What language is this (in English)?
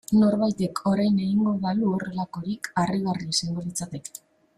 Basque